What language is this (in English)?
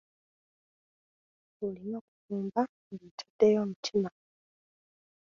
Ganda